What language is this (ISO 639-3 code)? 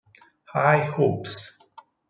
ita